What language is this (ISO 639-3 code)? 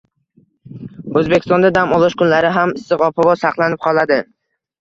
uzb